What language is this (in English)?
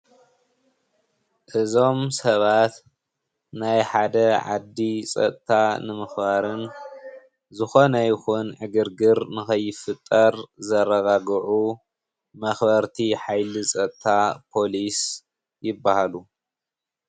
Tigrinya